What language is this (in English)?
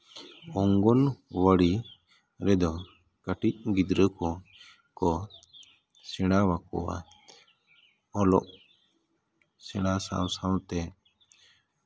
Santali